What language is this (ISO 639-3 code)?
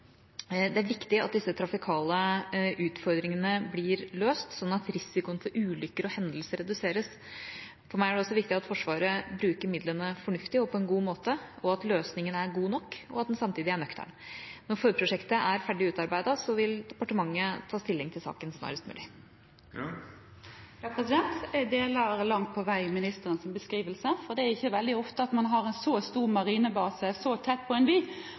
nob